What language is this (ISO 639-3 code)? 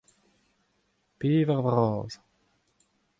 bre